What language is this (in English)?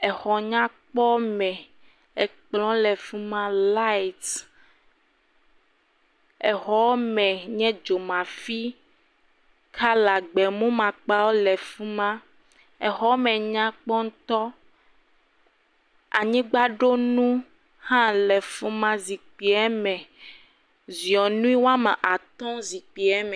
Ewe